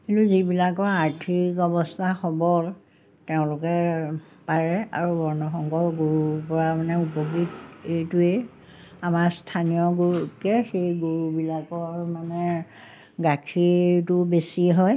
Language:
Assamese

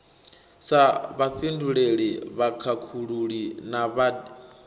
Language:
Venda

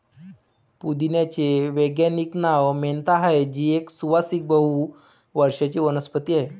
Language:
Marathi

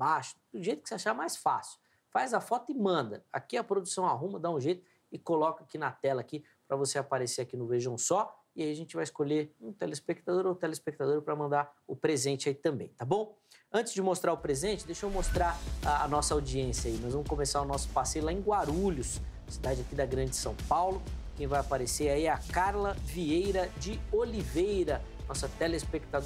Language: Portuguese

